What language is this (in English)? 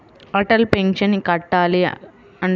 Telugu